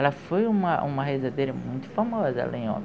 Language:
Portuguese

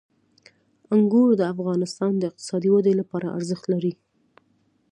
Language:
Pashto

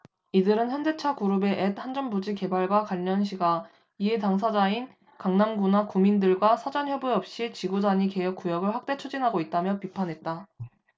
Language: Korean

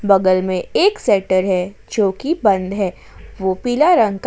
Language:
Hindi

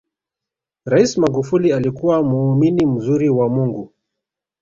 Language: Swahili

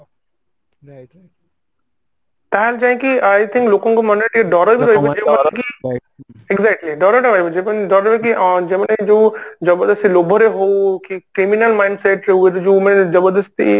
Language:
Odia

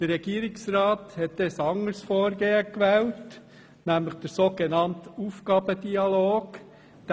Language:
Swiss German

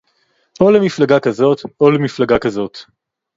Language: Hebrew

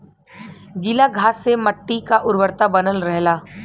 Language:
Bhojpuri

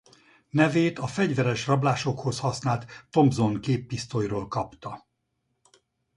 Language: Hungarian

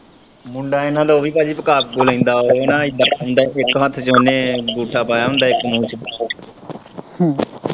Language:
Punjabi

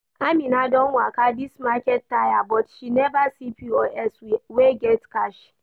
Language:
Nigerian Pidgin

